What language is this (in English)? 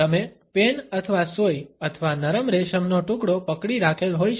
Gujarati